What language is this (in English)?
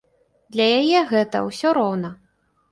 Belarusian